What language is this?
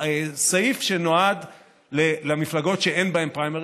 Hebrew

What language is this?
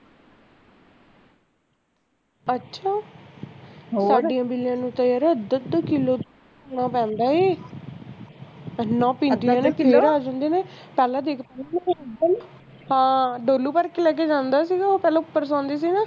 Punjabi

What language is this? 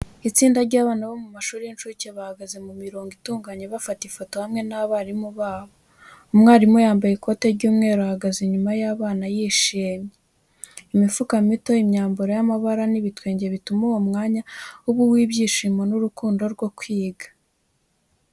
Kinyarwanda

